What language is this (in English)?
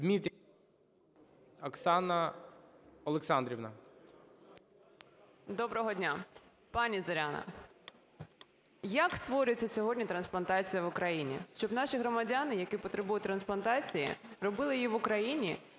Ukrainian